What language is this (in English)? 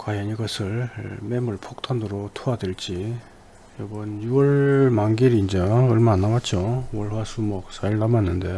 Korean